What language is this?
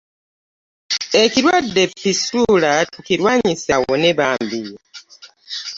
Ganda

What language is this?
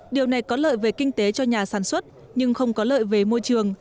Vietnamese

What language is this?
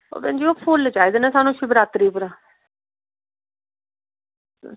Dogri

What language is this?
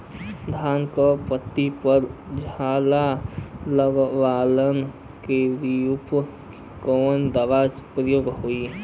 Bhojpuri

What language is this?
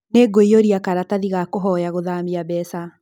Kikuyu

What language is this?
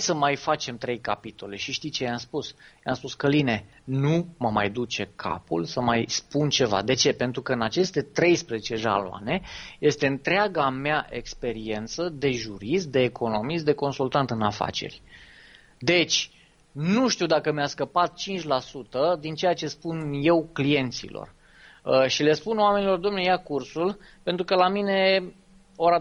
Romanian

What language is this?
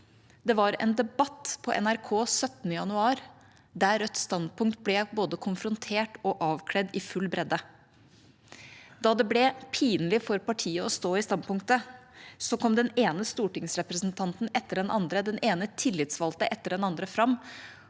Norwegian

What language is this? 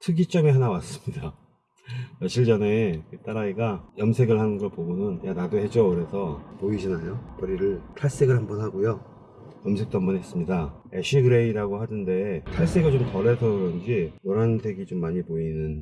Korean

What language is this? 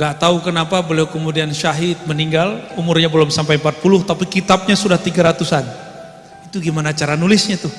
Indonesian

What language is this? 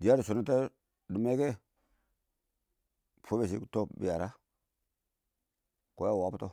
Awak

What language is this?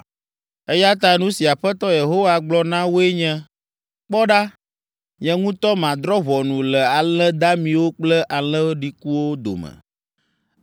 Ewe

